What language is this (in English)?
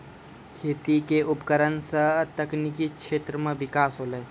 Maithili